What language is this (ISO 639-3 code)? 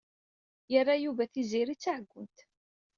kab